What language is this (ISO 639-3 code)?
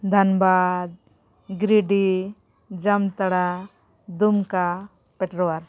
sat